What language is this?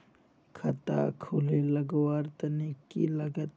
Magahi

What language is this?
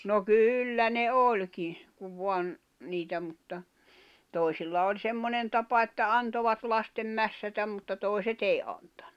Finnish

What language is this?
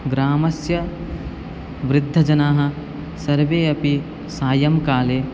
Sanskrit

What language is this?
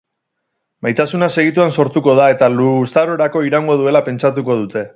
Basque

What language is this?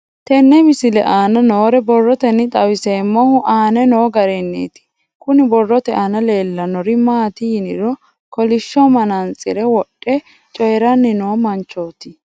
Sidamo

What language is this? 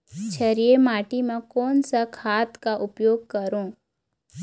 Chhattisgarhi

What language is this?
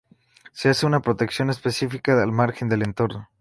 Spanish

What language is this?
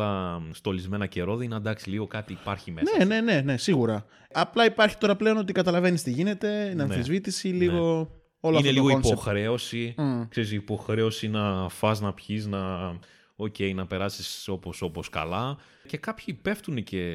Greek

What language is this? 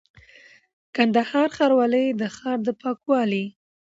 Pashto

